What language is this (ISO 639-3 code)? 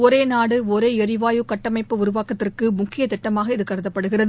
tam